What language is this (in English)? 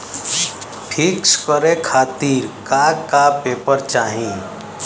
Bhojpuri